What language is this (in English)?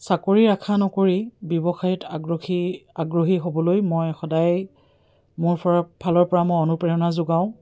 Assamese